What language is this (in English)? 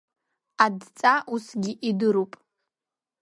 Abkhazian